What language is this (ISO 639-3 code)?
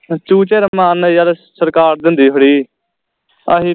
pan